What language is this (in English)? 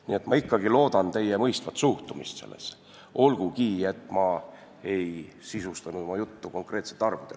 Estonian